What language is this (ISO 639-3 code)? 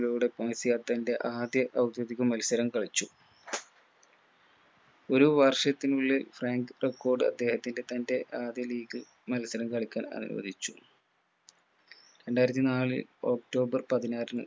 mal